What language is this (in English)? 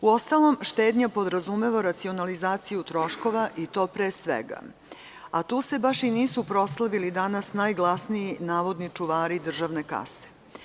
Serbian